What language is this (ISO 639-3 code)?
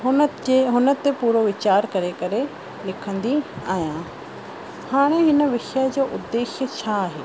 snd